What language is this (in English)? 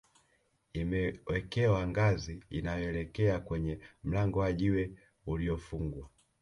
Swahili